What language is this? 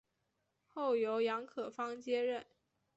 Chinese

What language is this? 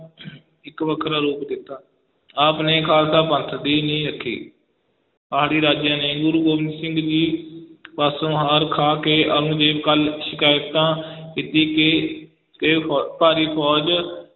Punjabi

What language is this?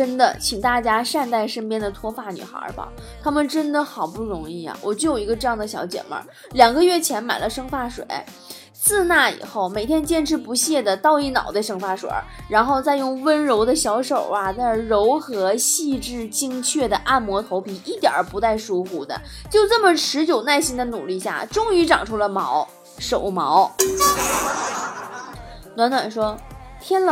Chinese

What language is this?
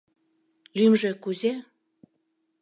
Mari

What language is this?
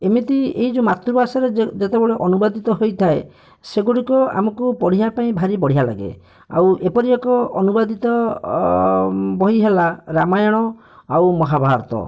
Odia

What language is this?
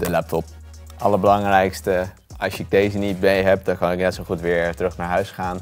Dutch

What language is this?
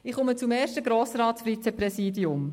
Swiss German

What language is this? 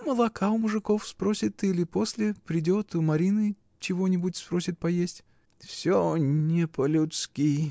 Russian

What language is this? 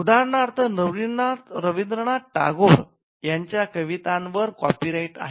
Marathi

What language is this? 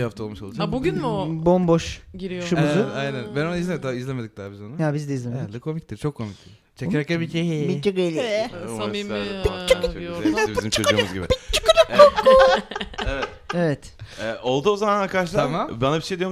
Turkish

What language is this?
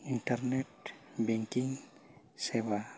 Santali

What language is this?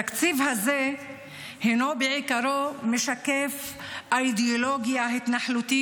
Hebrew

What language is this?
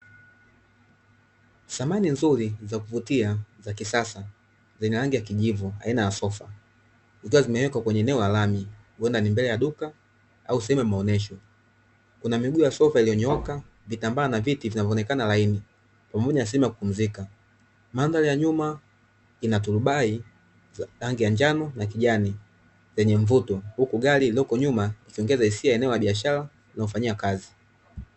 Swahili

